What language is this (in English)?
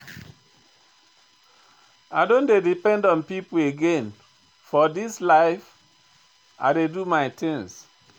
Nigerian Pidgin